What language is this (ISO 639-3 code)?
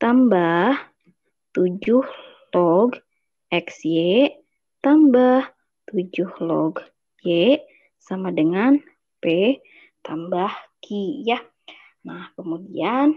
ind